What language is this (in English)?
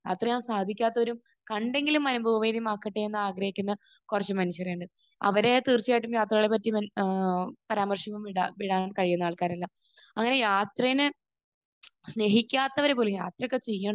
Malayalam